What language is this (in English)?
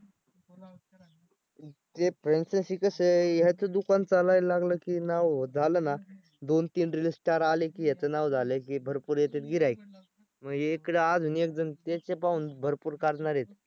Marathi